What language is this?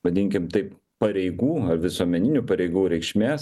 Lithuanian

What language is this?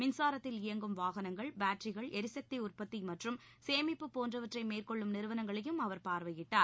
Tamil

